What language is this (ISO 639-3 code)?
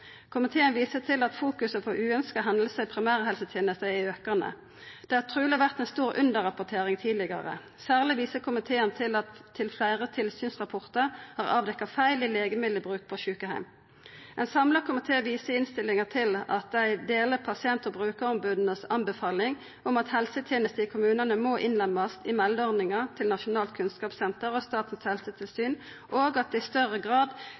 nno